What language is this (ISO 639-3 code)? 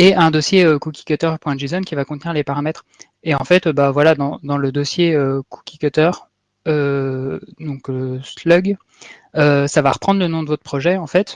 fra